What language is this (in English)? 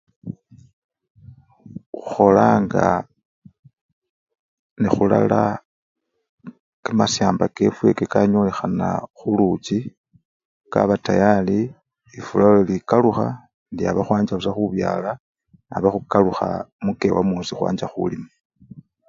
Luyia